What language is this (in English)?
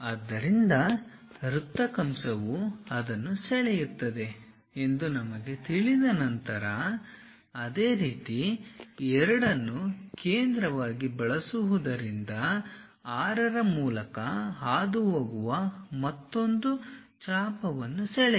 Kannada